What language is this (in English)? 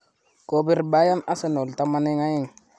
Kalenjin